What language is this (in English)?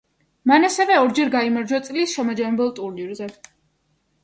Georgian